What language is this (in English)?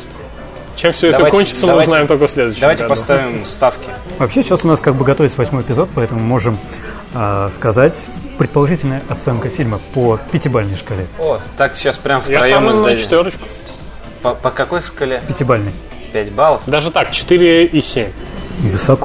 Russian